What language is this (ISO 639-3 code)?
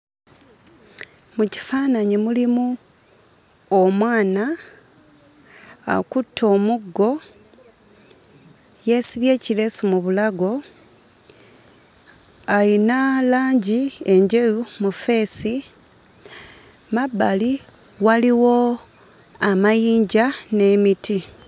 lug